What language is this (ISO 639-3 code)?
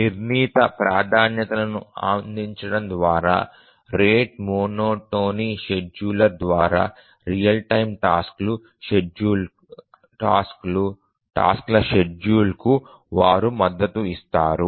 tel